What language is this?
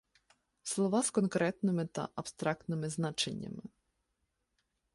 Ukrainian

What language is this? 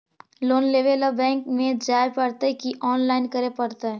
Magahi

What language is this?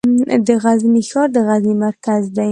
Pashto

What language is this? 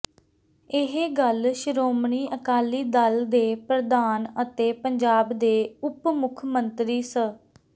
Punjabi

